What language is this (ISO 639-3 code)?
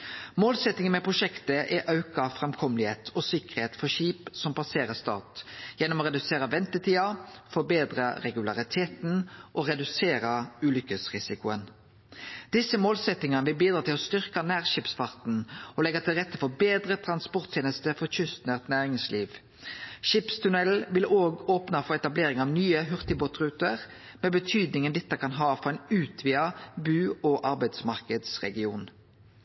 nno